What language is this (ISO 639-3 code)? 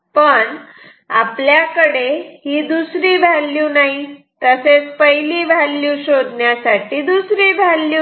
mar